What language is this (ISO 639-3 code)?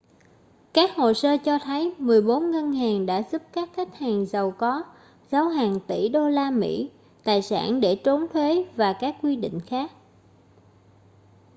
vie